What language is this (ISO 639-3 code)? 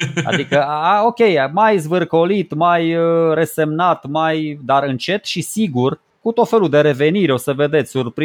ron